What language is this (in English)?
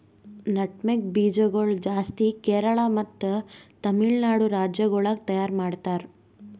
Kannada